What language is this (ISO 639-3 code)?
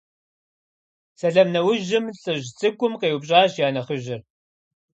kbd